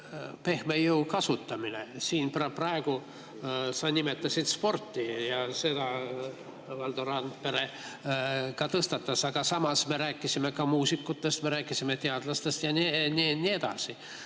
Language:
Estonian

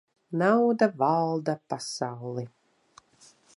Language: Latvian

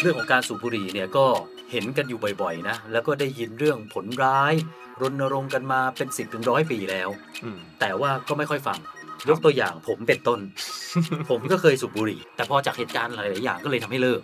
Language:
Thai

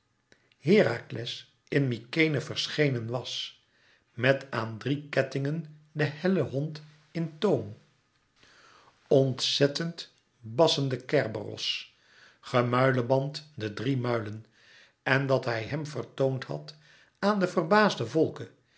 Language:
Dutch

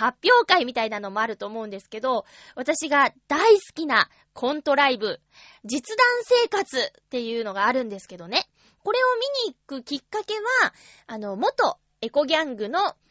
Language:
Japanese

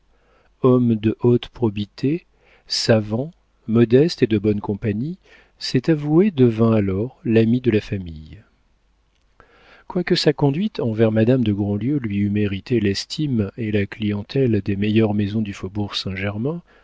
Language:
French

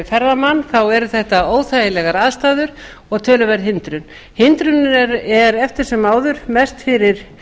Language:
Icelandic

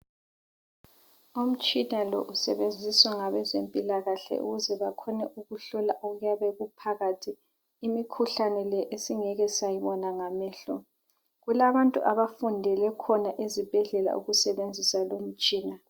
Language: North Ndebele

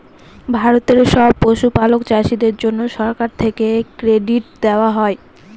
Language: Bangla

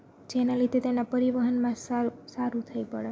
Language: Gujarati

